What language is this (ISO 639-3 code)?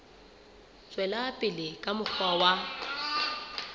sot